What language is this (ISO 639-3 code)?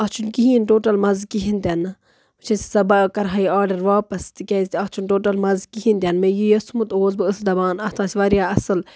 kas